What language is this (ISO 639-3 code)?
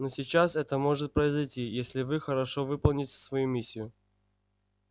rus